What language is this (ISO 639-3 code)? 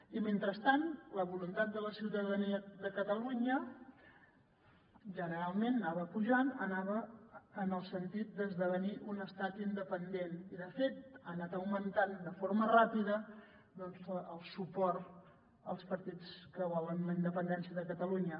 cat